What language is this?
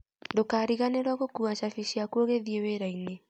Kikuyu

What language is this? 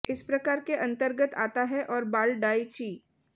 Hindi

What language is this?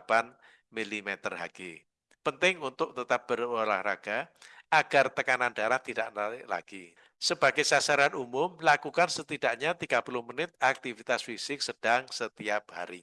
Indonesian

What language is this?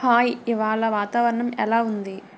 Telugu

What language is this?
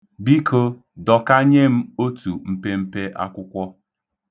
Igbo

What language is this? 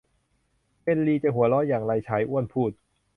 Thai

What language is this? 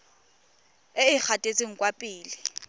Tswana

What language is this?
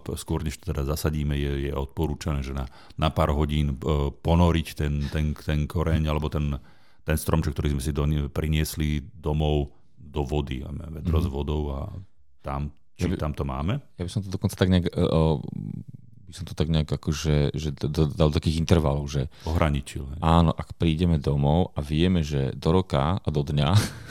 Slovak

